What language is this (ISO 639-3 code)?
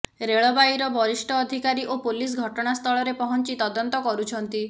ori